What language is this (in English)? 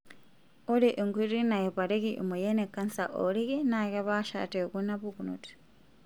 Masai